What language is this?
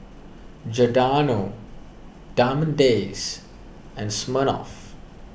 English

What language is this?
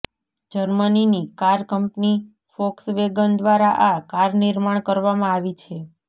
Gujarati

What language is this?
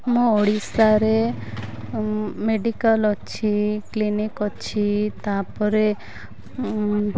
Odia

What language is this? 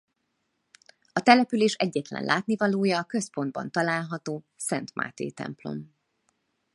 Hungarian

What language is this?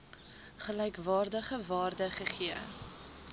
Afrikaans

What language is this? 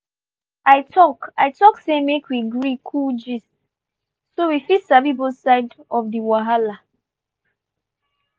Nigerian Pidgin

